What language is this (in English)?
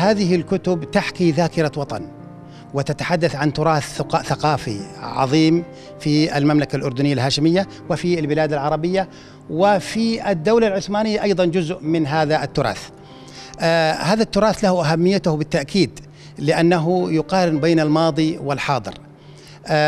Arabic